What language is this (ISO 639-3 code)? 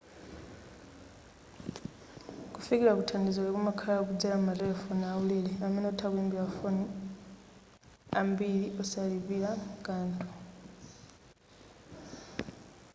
nya